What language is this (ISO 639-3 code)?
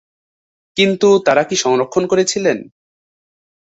ben